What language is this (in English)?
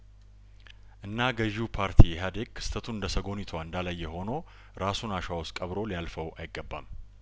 Amharic